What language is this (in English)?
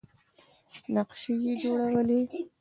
Pashto